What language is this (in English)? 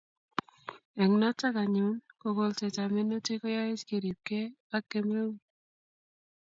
Kalenjin